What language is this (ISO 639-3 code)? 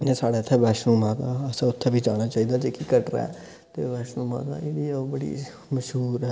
doi